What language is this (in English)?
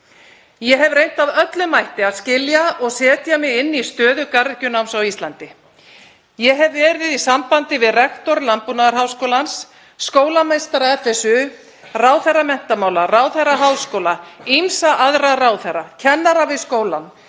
Icelandic